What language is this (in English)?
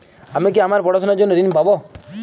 Bangla